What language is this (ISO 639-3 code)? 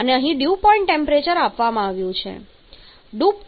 guj